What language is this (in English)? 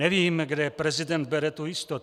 Czech